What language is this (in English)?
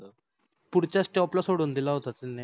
Marathi